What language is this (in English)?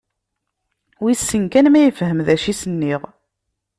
Kabyle